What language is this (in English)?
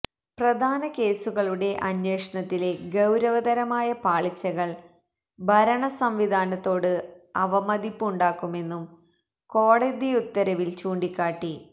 Malayalam